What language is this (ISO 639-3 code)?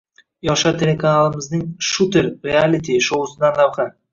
uzb